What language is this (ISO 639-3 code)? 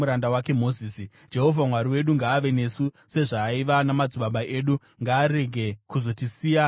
sna